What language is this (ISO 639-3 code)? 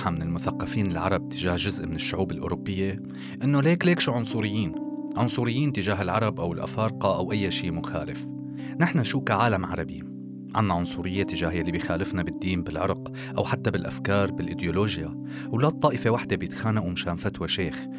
ara